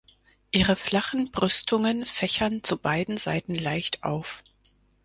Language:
German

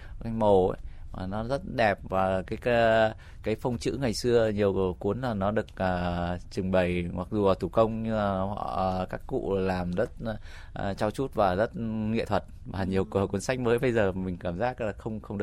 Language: Vietnamese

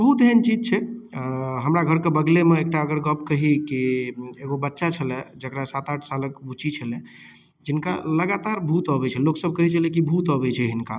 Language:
Maithili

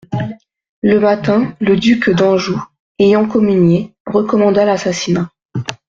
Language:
French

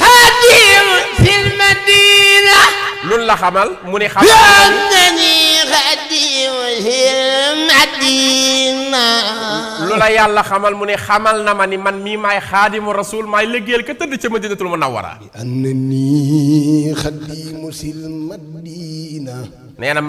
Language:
French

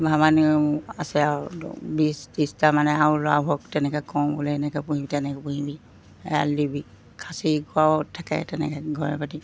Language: Assamese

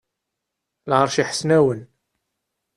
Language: Kabyle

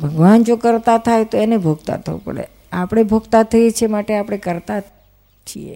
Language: Gujarati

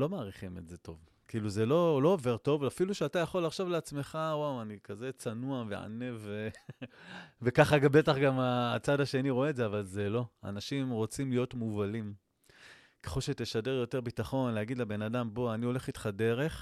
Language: Hebrew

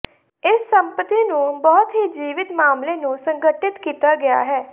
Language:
Punjabi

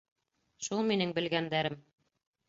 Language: Bashkir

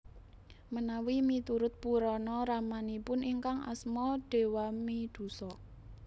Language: Javanese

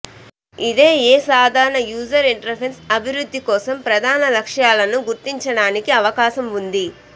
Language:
Telugu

